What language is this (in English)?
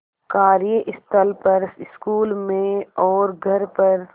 Hindi